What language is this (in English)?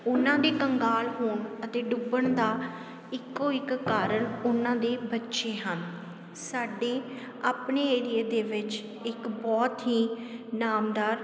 Punjabi